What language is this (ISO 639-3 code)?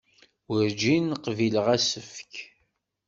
kab